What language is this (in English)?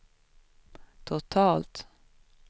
Swedish